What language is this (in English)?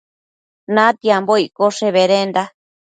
Matsés